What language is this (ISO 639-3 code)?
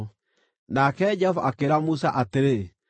kik